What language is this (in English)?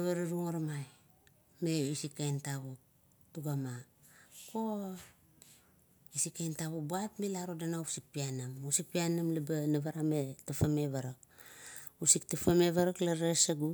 Kuot